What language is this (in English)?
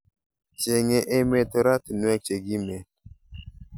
Kalenjin